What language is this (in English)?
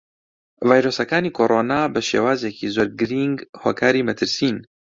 Central Kurdish